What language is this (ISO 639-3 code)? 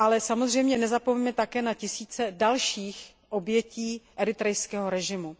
ces